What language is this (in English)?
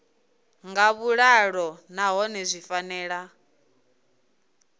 Venda